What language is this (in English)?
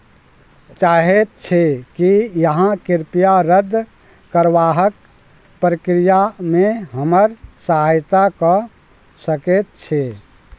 Maithili